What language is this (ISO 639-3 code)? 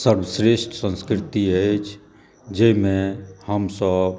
mai